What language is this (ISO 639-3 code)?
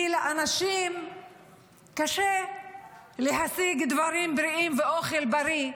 heb